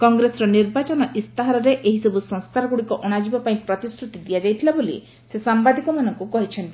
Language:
Odia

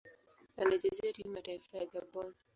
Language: Swahili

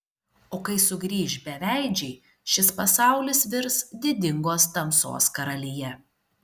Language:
Lithuanian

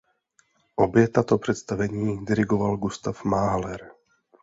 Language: Czech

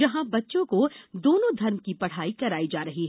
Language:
Hindi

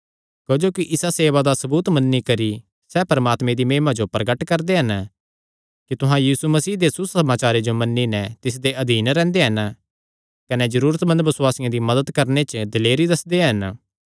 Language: Kangri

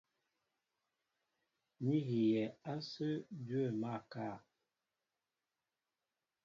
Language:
Mbo (Cameroon)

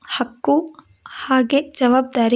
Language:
Kannada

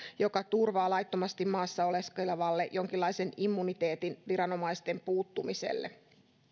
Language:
Finnish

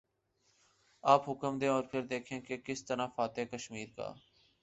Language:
Urdu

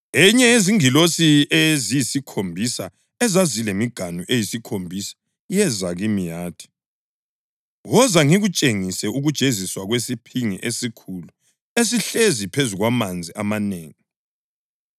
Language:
North Ndebele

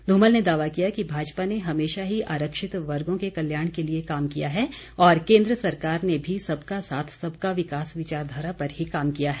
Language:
Hindi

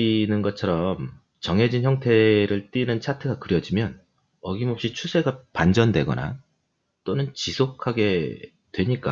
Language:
Korean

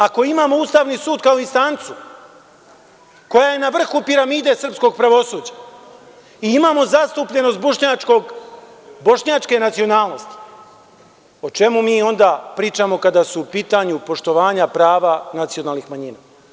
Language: Serbian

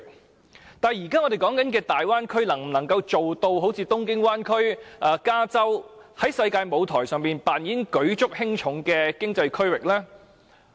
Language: Cantonese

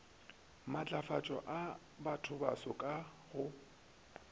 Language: Northern Sotho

